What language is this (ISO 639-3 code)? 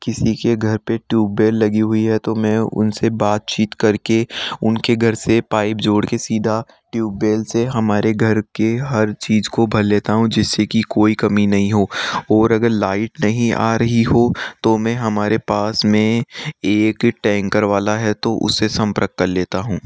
hin